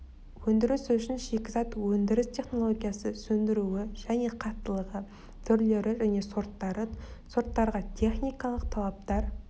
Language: Kazakh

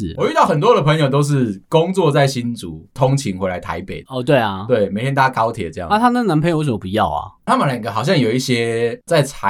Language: Chinese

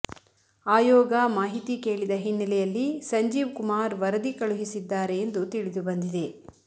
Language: Kannada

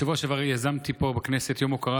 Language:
Hebrew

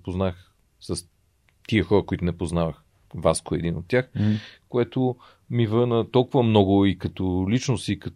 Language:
Bulgarian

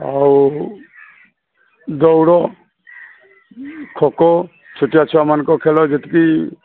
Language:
Odia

